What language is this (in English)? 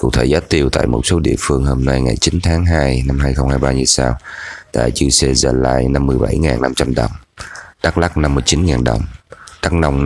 Vietnamese